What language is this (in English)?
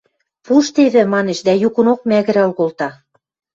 Western Mari